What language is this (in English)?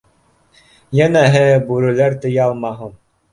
Bashkir